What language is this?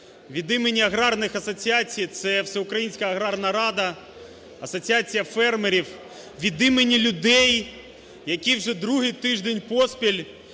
Ukrainian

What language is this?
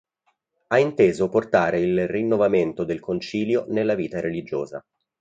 Italian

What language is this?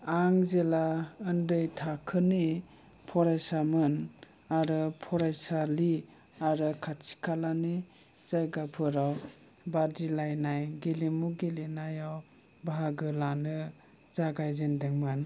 Bodo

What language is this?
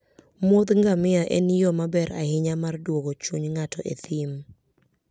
Luo (Kenya and Tanzania)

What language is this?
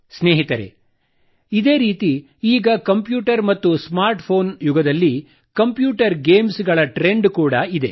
Kannada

